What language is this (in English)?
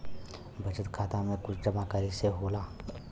Bhojpuri